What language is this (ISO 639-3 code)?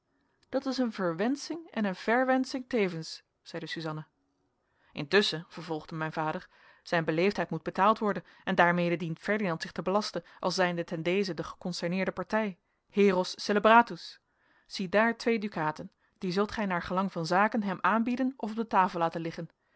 nld